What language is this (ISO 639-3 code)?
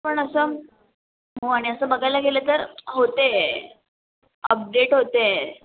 mar